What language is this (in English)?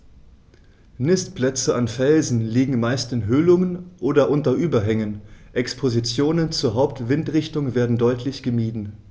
German